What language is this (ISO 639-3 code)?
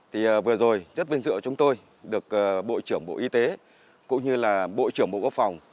vie